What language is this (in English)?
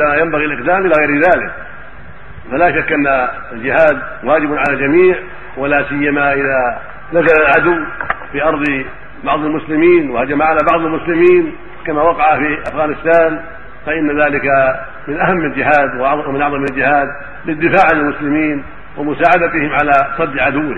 Arabic